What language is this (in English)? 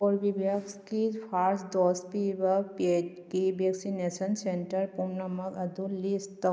Manipuri